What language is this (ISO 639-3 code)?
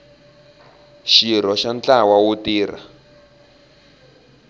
tso